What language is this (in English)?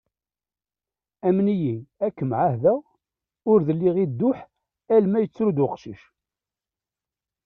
Kabyle